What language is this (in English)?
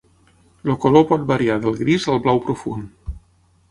Catalan